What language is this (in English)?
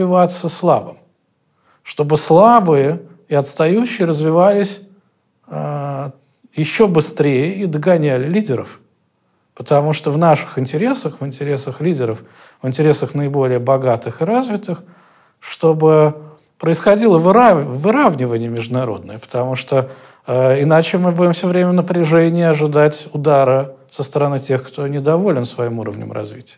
Russian